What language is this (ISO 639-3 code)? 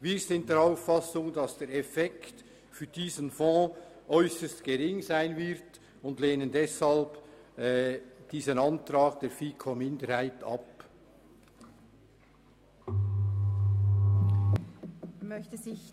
gsw